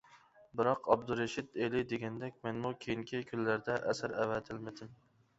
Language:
Uyghur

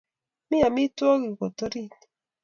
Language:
Kalenjin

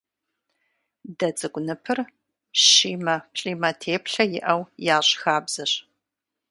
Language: Kabardian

